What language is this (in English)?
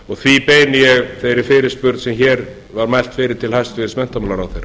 Icelandic